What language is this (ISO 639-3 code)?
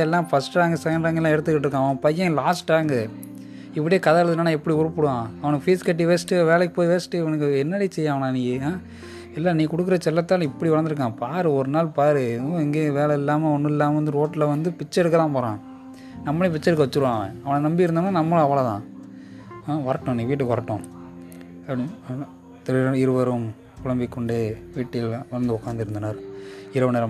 tam